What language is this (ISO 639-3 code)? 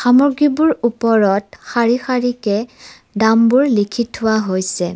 asm